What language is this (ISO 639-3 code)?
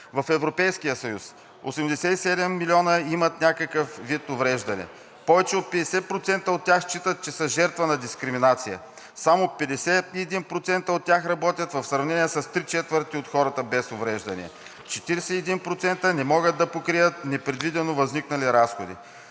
bul